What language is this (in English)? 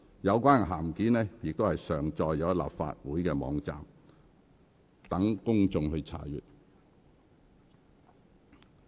Cantonese